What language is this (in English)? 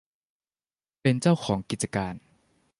Thai